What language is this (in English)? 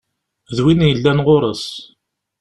Kabyle